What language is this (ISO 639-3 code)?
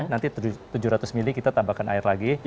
ind